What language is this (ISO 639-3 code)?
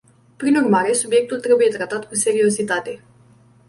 ron